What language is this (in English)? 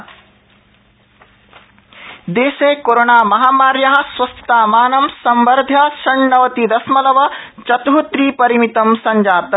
Sanskrit